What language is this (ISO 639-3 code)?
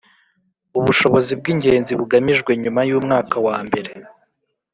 kin